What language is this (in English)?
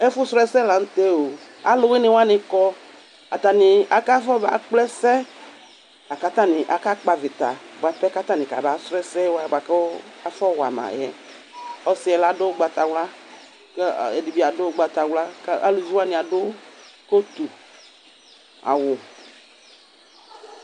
Ikposo